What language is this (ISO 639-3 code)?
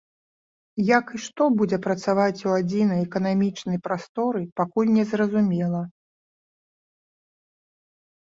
bel